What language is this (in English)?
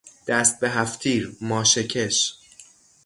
Persian